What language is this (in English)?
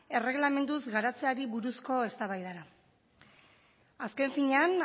Basque